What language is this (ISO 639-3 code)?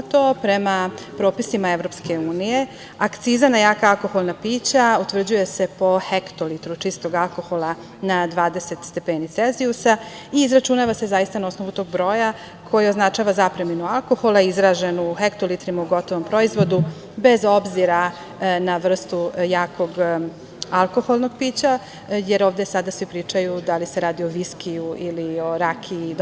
srp